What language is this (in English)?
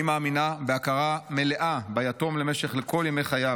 Hebrew